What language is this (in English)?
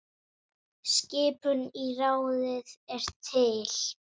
Icelandic